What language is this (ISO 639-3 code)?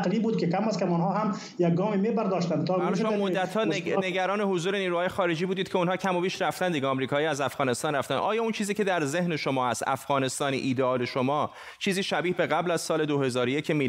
fas